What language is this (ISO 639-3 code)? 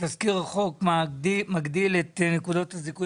heb